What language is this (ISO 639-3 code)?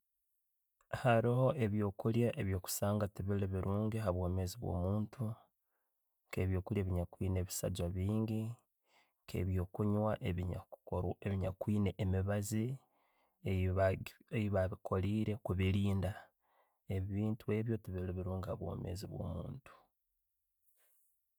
ttj